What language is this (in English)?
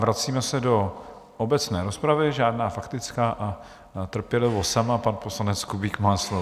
Czech